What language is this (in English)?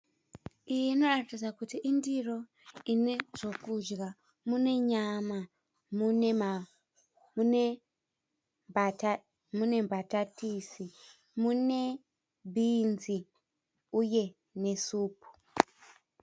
Shona